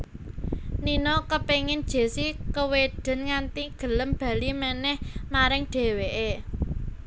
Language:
Javanese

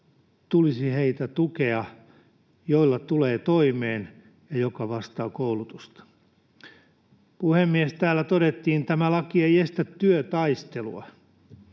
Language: Finnish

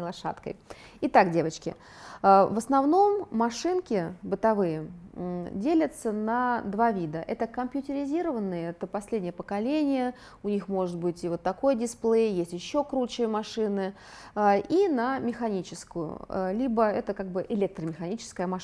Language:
Russian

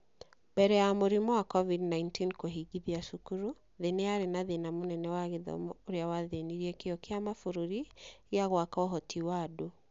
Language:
Kikuyu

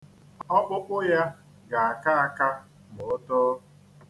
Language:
Igbo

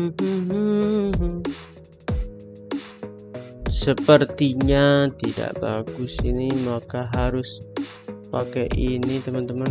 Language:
Indonesian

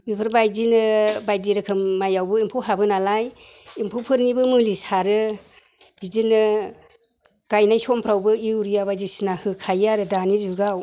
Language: Bodo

